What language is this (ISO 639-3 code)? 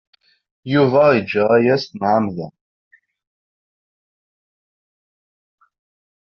kab